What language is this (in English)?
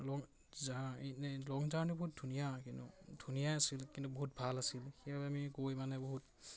Assamese